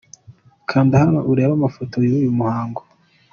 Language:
Kinyarwanda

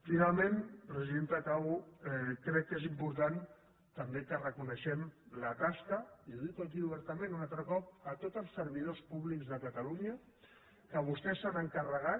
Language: Catalan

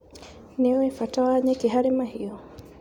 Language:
Kikuyu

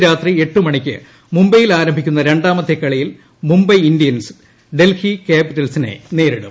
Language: Malayalam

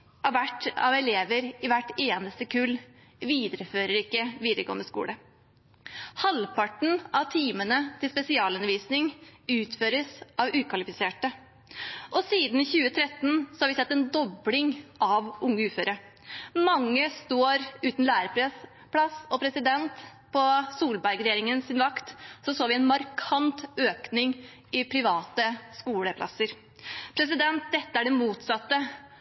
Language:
Norwegian Bokmål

